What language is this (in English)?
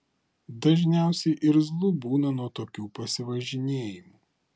Lithuanian